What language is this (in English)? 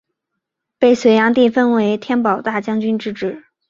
Chinese